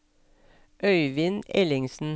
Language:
Norwegian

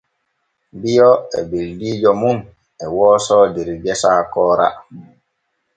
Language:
Borgu Fulfulde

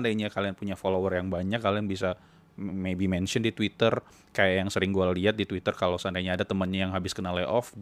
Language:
Indonesian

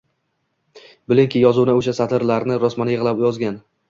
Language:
Uzbek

